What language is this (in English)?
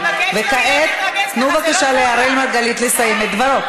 Hebrew